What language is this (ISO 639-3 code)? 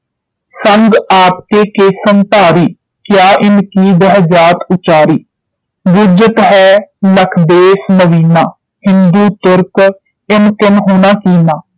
pan